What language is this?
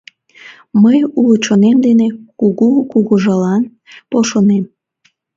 Mari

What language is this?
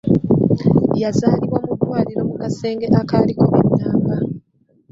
Ganda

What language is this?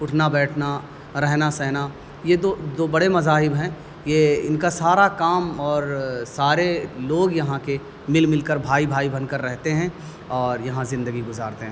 Urdu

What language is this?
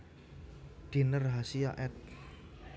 Javanese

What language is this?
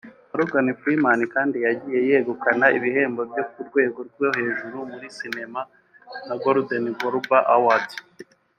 Kinyarwanda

